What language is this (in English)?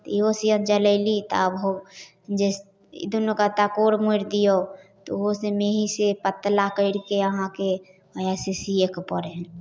Maithili